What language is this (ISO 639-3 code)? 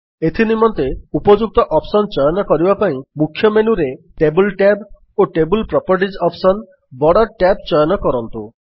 ori